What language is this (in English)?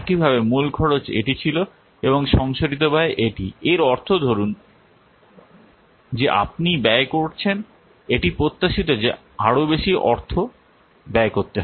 Bangla